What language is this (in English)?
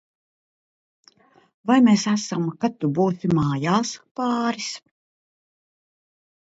Latvian